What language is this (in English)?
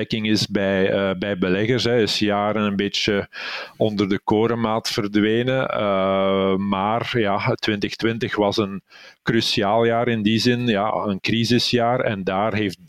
Dutch